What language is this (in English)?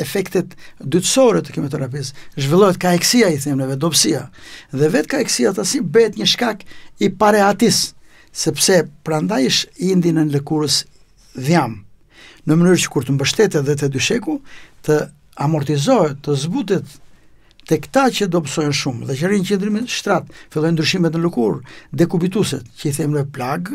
Romanian